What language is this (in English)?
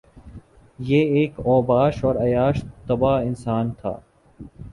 Urdu